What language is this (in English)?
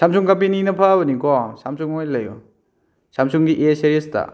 Manipuri